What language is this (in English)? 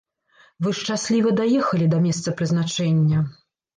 Belarusian